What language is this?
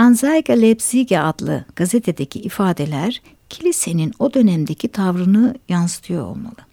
Turkish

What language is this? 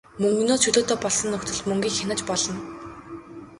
Mongolian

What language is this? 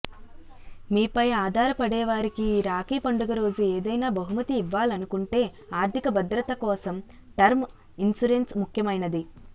Telugu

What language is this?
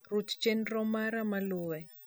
Luo (Kenya and Tanzania)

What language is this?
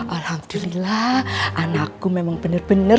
Indonesian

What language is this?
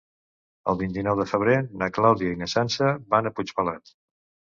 Catalan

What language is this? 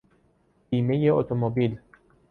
Persian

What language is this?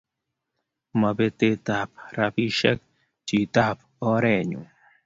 Kalenjin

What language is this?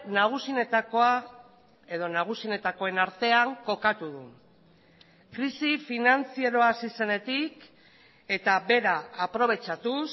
Basque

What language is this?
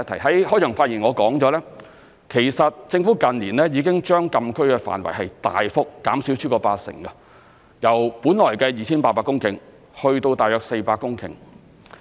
Cantonese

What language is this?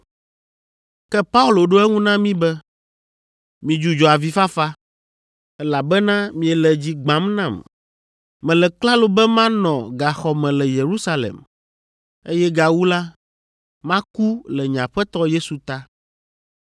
Ewe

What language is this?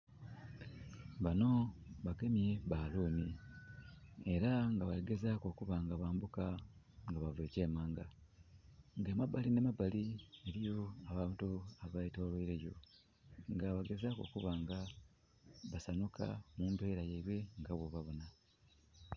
Soga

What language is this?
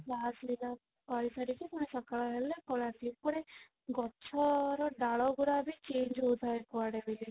Odia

